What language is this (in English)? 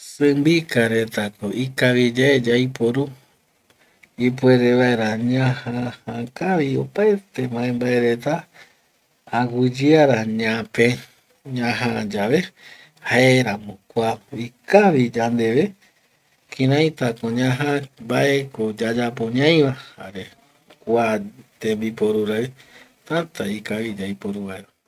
Eastern Bolivian Guaraní